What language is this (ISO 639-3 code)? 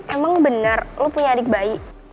ind